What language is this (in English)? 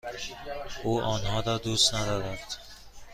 Persian